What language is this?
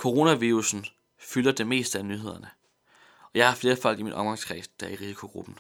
Danish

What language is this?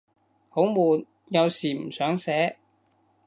Cantonese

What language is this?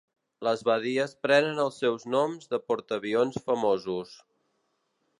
Catalan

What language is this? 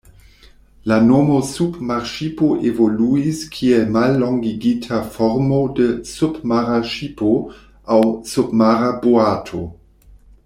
Esperanto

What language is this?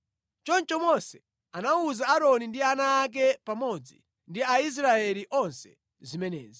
Nyanja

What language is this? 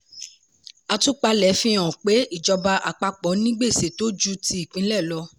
Yoruba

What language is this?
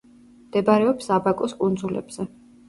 Georgian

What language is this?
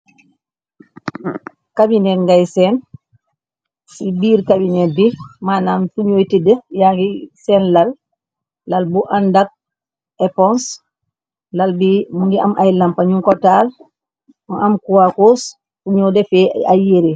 Wolof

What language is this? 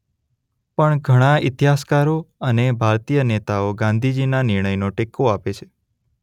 Gujarati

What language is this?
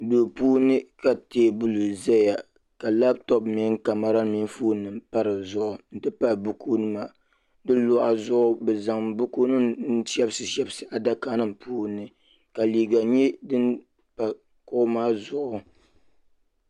Dagbani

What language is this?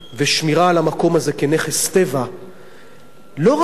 Hebrew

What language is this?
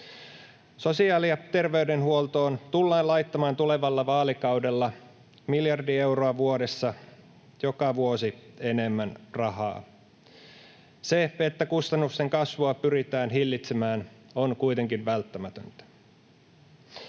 Finnish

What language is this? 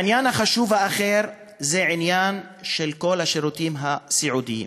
Hebrew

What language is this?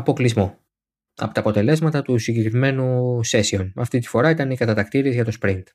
Greek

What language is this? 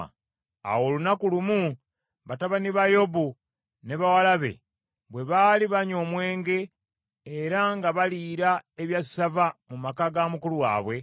Ganda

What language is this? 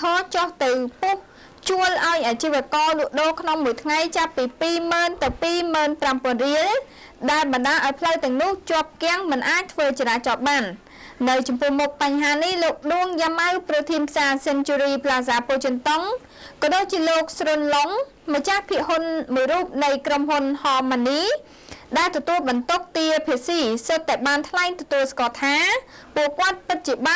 Thai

